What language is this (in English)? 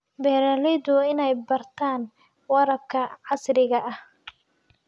Somali